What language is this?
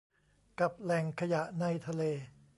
Thai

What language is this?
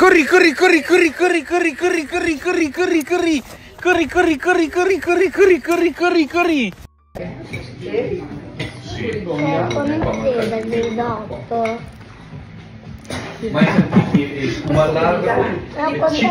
Italian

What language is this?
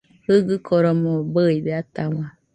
Nüpode Huitoto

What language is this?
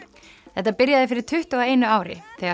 Icelandic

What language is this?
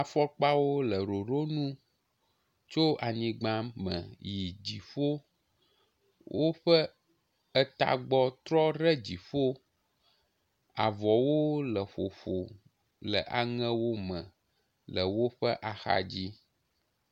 Ewe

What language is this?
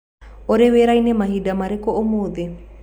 Kikuyu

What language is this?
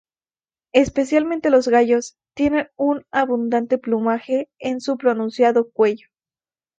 Spanish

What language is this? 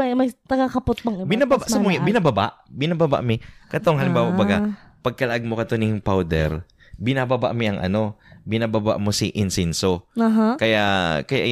Filipino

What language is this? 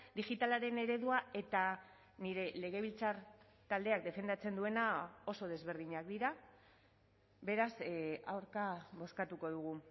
Basque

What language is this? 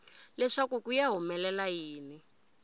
Tsonga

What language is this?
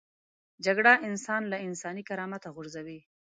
Pashto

